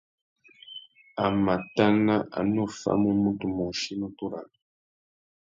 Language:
Tuki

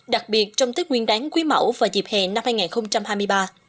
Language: Vietnamese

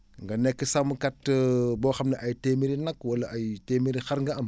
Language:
Wolof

